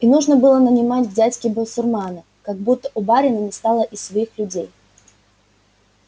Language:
Russian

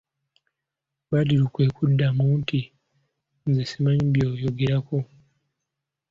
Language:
Ganda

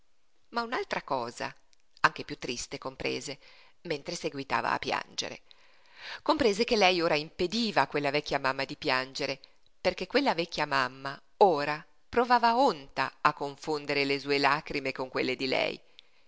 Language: Italian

